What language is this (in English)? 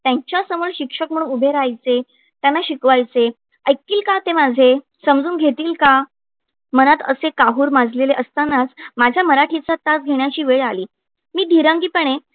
Marathi